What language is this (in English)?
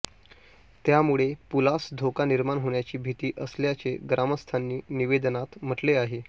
Marathi